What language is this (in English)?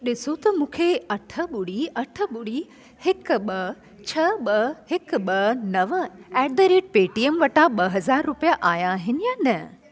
Sindhi